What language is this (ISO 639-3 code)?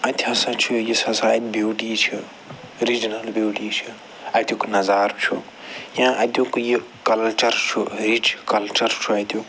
kas